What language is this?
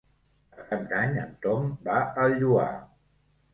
Catalan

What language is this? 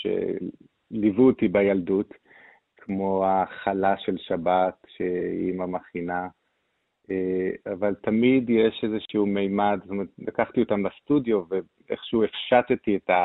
Hebrew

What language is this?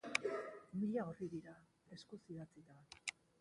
Basque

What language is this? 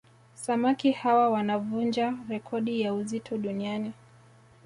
Swahili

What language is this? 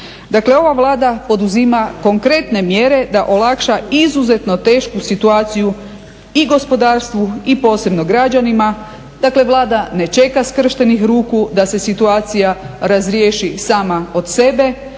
Croatian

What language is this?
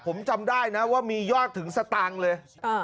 Thai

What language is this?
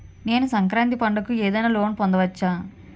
Telugu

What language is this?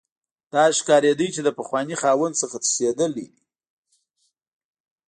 Pashto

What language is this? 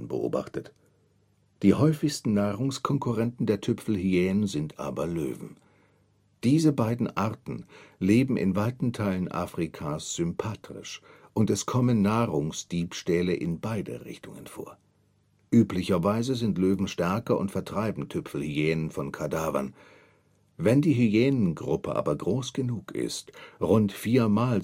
German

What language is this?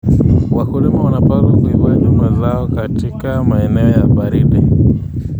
Kalenjin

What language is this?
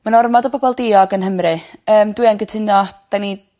Welsh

